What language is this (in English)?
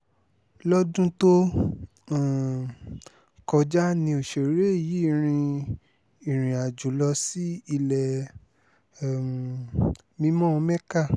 Yoruba